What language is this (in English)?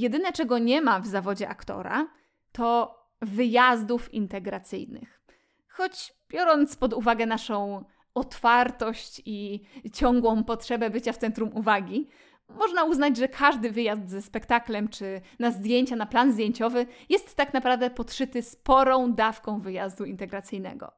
Polish